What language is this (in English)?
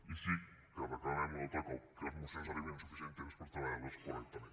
Catalan